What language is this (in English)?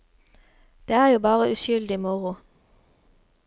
Norwegian